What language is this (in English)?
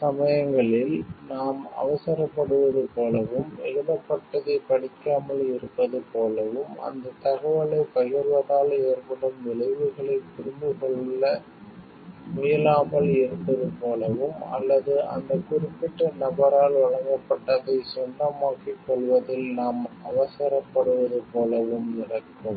Tamil